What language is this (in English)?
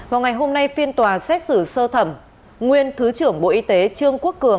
Vietnamese